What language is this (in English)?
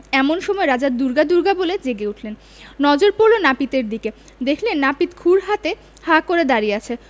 Bangla